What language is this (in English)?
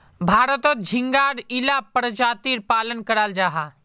Magahi